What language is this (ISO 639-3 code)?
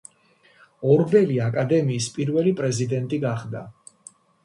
kat